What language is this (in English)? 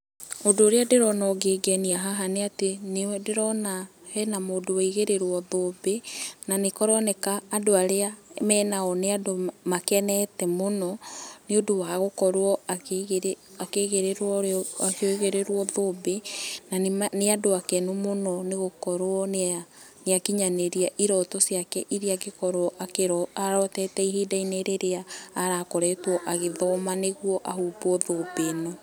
Kikuyu